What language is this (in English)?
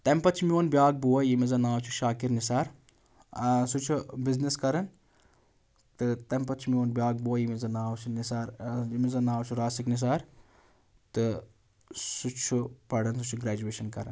Kashmiri